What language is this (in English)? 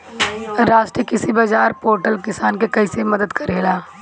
Bhojpuri